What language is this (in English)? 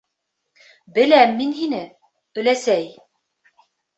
Bashkir